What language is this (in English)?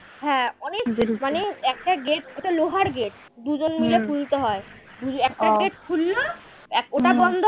Bangla